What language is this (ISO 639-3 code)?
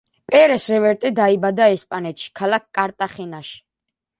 kat